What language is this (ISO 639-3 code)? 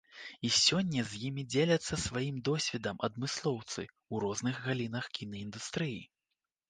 bel